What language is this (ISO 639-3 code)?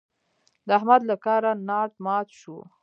pus